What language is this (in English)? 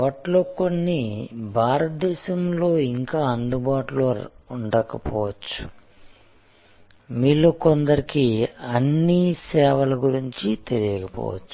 Telugu